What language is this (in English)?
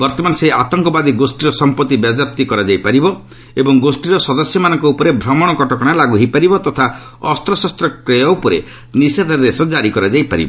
Odia